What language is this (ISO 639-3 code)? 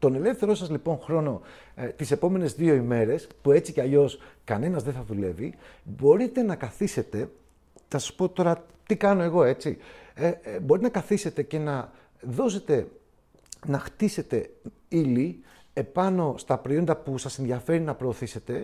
ell